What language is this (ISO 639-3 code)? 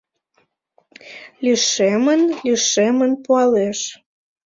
chm